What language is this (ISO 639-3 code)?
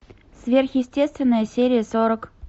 rus